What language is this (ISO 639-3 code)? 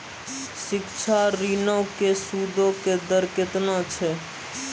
mai